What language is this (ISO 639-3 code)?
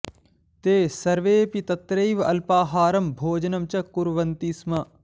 san